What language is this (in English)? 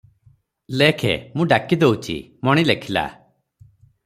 Odia